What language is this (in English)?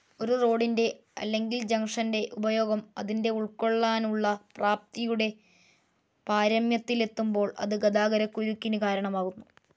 Malayalam